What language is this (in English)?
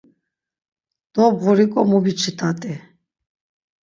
Laz